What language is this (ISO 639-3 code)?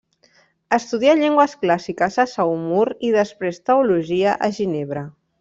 cat